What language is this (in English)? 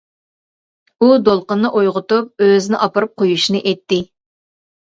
Uyghur